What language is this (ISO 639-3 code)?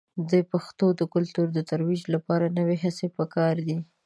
pus